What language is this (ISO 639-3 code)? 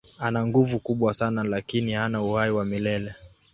swa